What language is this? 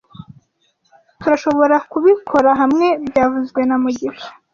Kinyarwanda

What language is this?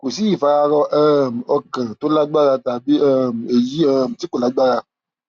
Yoruba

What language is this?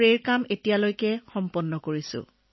Assamese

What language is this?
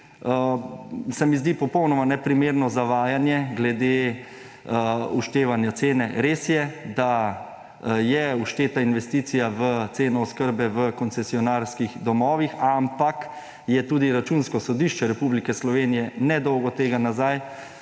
Slovenian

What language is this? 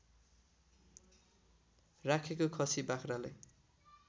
Nepali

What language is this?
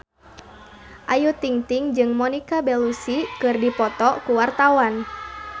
Sundanese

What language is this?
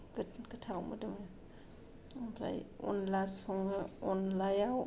Bodo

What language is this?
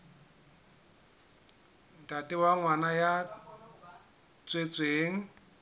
Southern Sotho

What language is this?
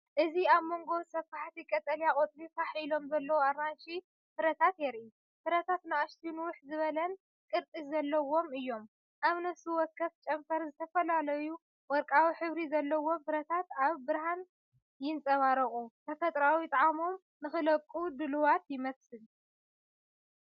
Tigrinya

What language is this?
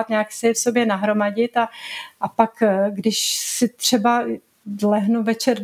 Czech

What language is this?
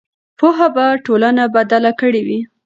Pashto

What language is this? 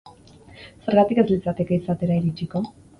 Basque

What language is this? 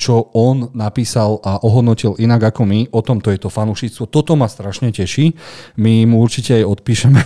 Slovak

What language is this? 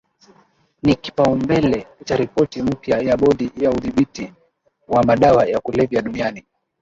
Swahili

